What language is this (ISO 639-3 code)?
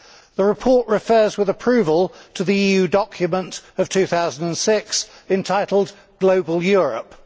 eng